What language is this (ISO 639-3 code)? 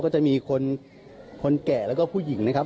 tha